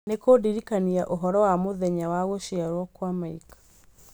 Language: Kikuyu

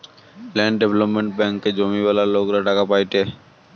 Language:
Bangla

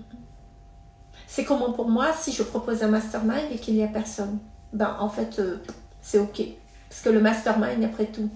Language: French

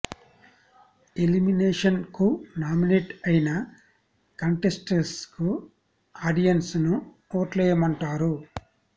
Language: Telugu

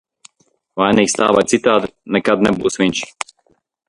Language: Latvian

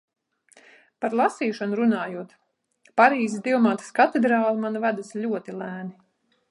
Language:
Latvian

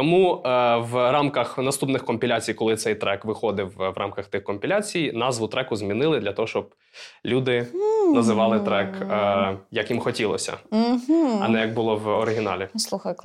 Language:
Ukrainian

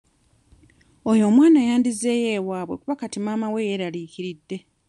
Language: Ganda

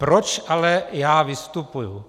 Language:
Czech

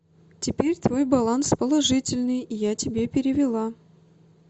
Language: Russian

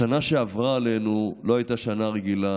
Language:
Hebrew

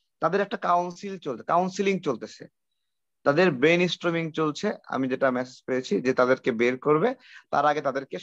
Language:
Romanian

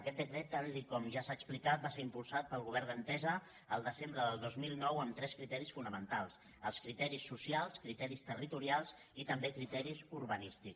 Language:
Catalan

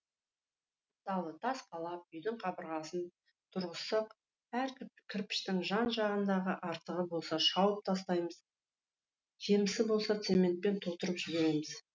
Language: Kazakh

